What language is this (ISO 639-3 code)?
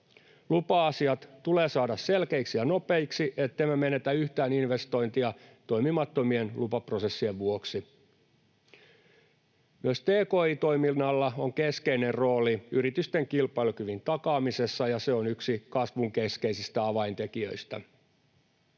fin